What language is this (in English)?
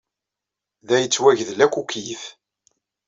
Kabyle